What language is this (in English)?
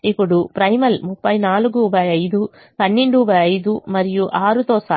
Telugu